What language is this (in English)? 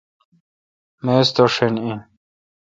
Kalkoti